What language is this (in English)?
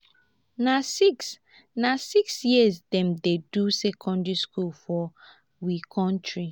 Nigerian Pidgin